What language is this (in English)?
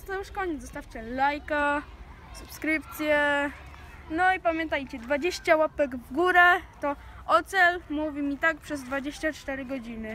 Polish